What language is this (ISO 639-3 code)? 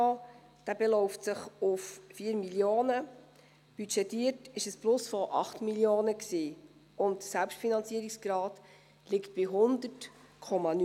gsw